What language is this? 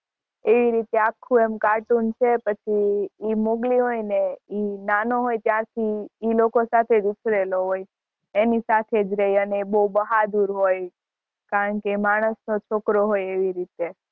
Gujarati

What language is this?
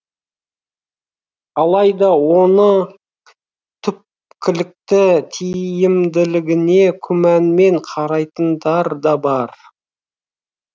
Kazakh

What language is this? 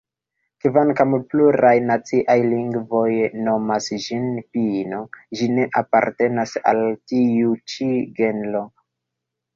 Esperanto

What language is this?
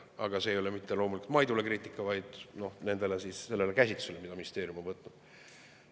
Estonian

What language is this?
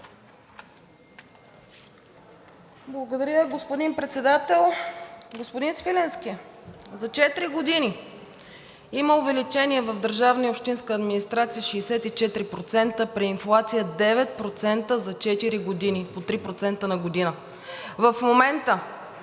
Bulgarian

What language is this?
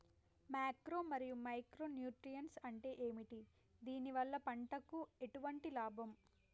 Telugu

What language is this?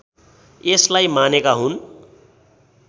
Nepali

